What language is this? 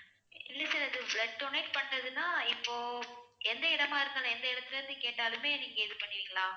Tamil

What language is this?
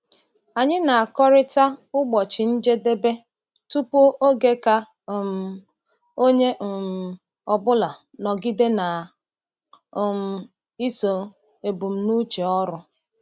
Igbo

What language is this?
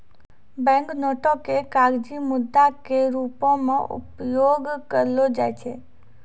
Maithili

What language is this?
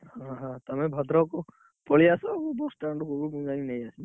Odia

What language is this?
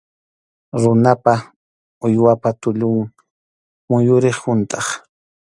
Arequipa-La Unión Quechua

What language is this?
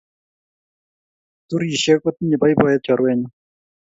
Kalenjin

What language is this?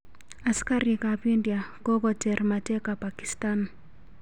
Kalenjin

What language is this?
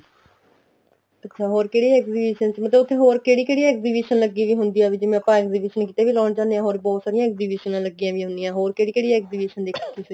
Punjabi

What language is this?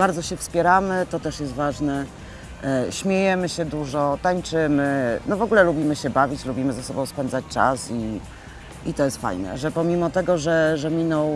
Polish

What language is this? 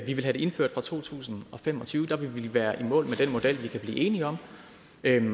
Danish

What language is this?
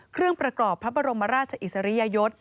Thai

